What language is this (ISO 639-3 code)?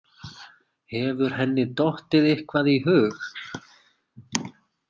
isl